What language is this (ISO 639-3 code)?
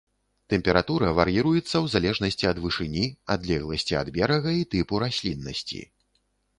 bel